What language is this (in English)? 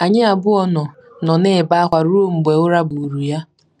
Igbo